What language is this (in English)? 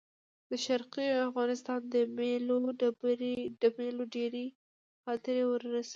Pashto